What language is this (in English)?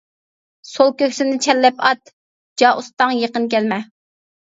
Uyghur